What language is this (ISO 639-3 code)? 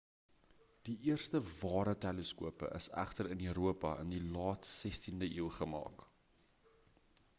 afr